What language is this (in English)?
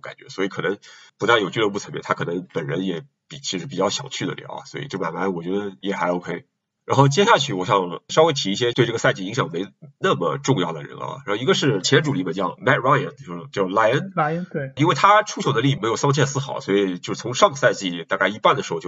Chinese